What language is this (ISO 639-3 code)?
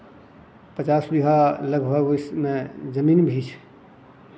mai